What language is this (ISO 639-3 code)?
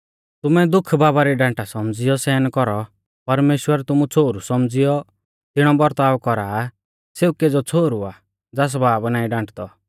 bfz